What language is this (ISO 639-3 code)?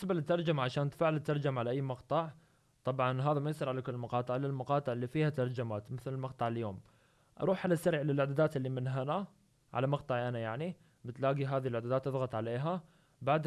ara